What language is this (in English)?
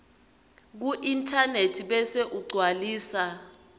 Swati